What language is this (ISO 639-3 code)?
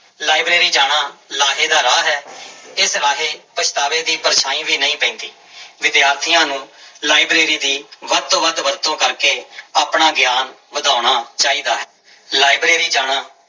pan